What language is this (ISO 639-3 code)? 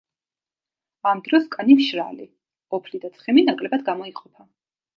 kat